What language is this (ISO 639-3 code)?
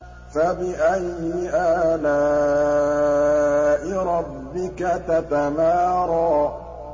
ara